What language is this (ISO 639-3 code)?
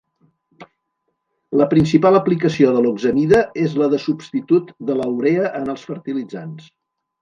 cat